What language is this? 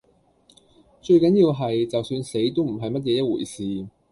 Cantonese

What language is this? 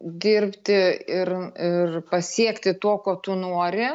Lithuanian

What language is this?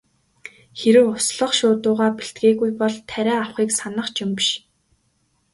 Mongolian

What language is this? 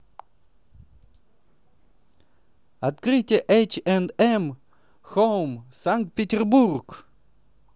Russian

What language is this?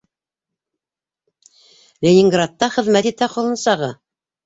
Bashkir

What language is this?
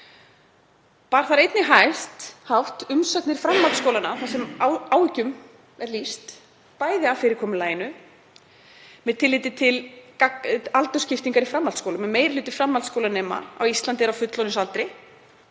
Icelandic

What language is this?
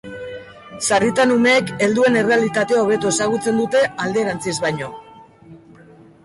Basque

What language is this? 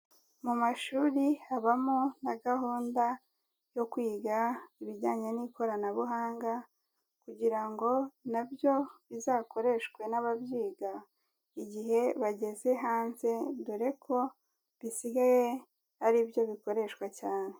Kinyarwanda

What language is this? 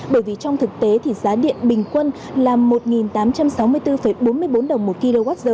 Vietnamese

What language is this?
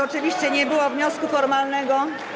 Polish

